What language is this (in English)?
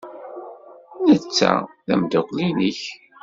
Kabyle